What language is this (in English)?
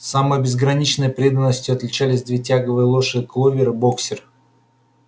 Russian